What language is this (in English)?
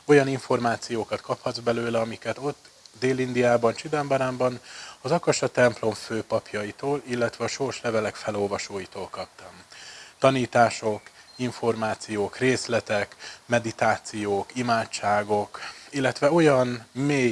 Hungarian